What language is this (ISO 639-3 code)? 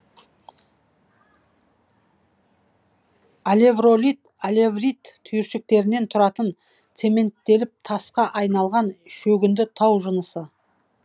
kaz